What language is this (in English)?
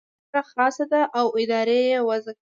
Pashto